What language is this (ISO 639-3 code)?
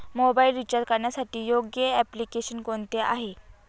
mar